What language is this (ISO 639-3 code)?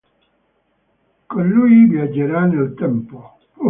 ita